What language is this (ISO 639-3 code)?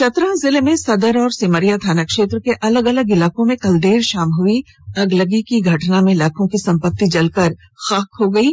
hin